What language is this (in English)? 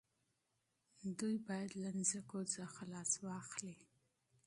Pashto